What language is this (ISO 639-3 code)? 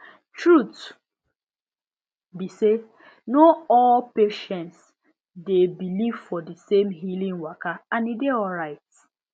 pcm